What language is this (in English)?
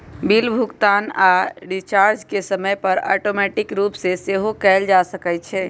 Magahi